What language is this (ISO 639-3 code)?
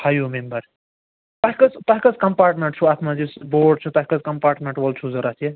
kas